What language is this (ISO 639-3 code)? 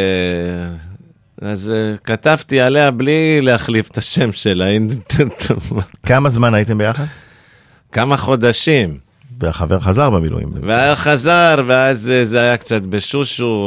heb